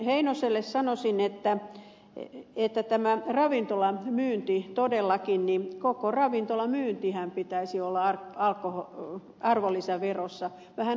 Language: Finnish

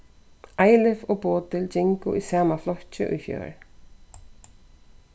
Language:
Faroese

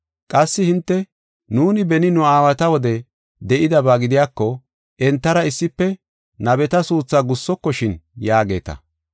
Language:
Gofa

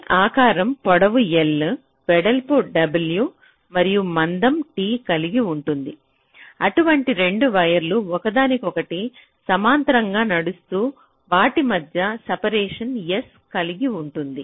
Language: Telugu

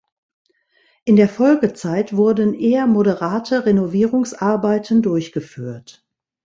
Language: German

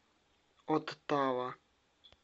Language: Russian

